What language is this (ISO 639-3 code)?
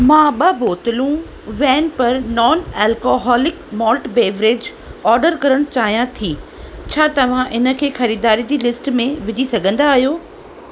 snd